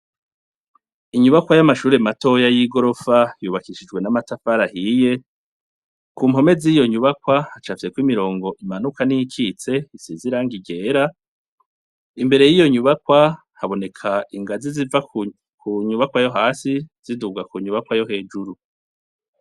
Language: Rundi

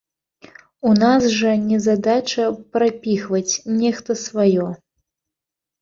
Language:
Belarusian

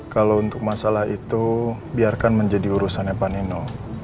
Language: Indonesian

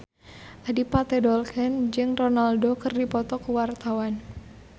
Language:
Sundanese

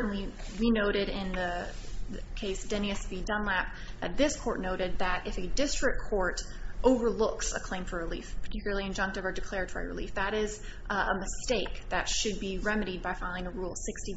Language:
English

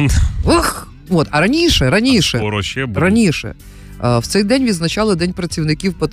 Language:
Ukrainian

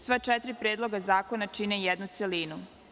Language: Serbian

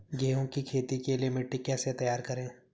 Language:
Hindi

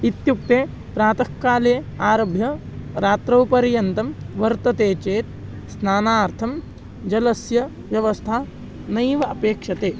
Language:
Sanskrit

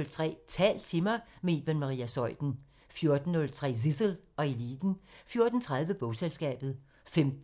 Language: Danish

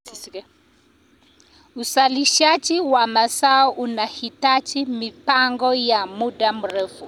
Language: Kalenjin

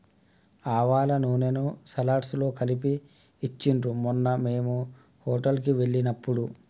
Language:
Telugu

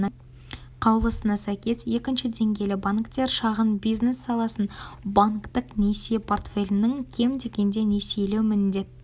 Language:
Kazakh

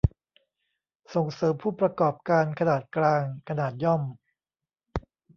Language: Thai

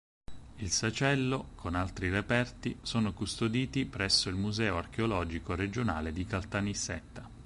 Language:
Italian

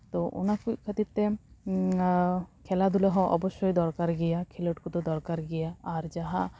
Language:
Santali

